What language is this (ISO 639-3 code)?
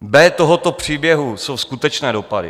ces